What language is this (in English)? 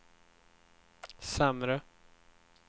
Swedish